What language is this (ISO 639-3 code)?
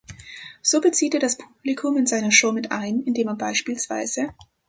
deu